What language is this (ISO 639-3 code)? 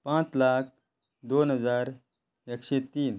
kok